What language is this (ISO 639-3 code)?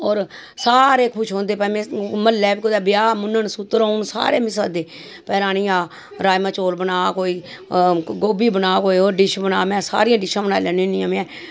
doi